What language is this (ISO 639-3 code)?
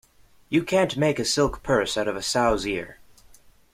eng